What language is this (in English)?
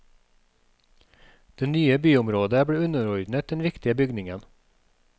Norwegian